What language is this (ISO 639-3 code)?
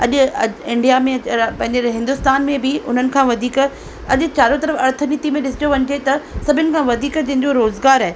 snd